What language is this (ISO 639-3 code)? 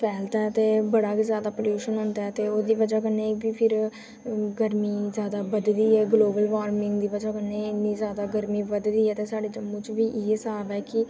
doi